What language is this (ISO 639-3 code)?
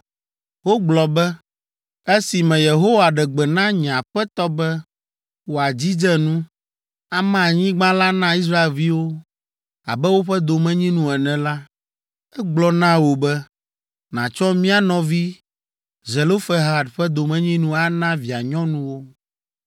ewe